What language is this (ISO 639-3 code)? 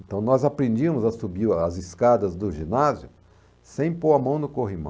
por